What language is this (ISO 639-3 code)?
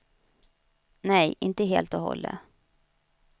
swe